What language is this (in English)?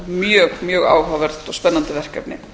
Icelandic